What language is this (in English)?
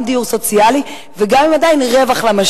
Hebrew